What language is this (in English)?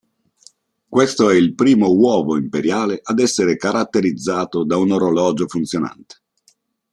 Italian